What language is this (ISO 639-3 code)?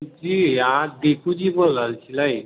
mai